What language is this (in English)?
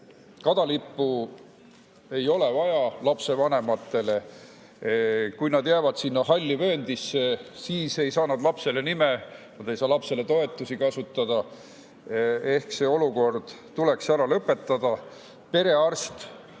Estonian